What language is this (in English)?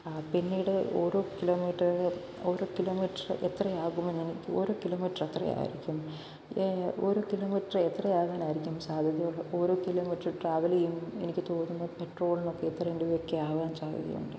Malayalam